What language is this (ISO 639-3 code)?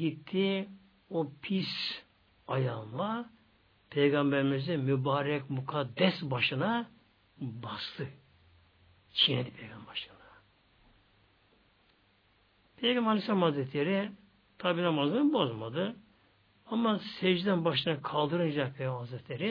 tur